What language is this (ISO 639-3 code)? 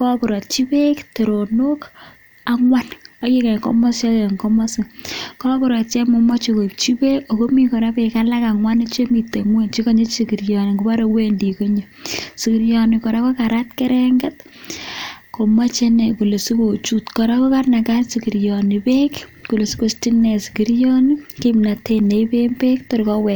kln